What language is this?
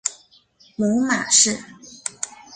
Chinese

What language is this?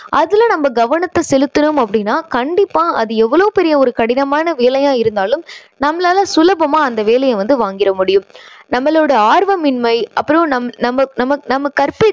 Tamil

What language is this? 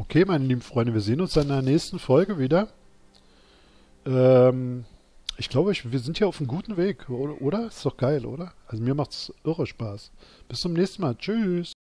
German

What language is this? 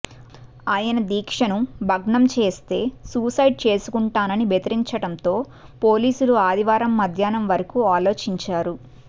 Telugu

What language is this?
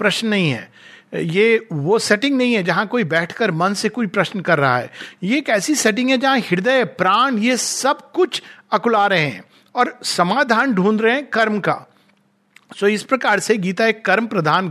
Hindi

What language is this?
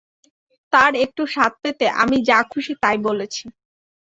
Bangla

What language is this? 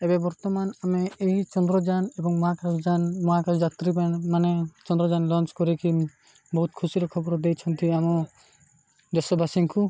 Odia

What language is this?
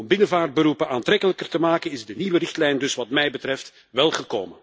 Dutch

